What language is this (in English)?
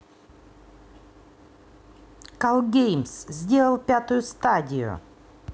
Russian